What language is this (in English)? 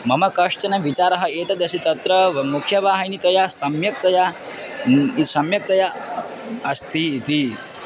Sanskrit